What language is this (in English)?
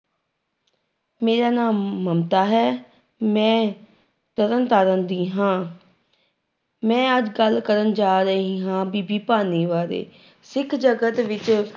Punjabi